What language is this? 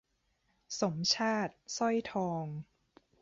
Thai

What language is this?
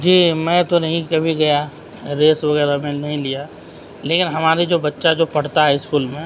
Urdu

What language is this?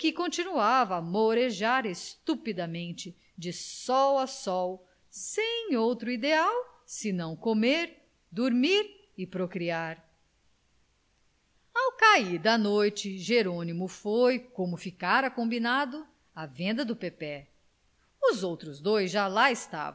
Portuguese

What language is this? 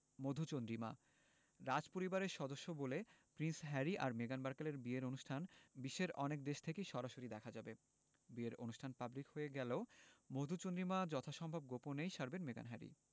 Bangla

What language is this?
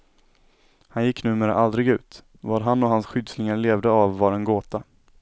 Swedish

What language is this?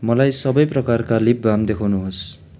Nepali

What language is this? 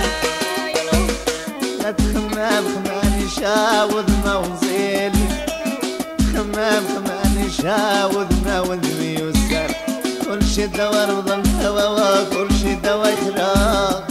Arabic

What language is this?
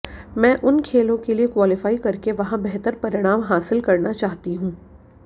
Hindi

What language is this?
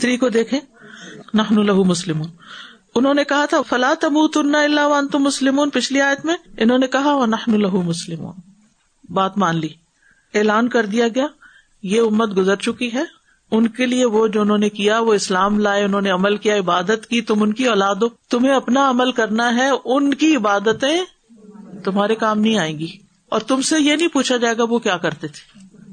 Urdu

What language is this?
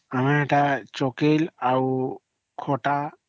Odia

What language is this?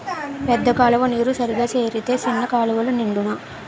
Telugu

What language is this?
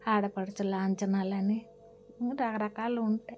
Telugu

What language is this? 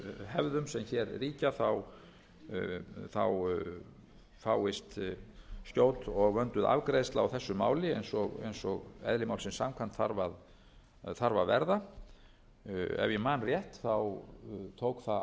Icelandic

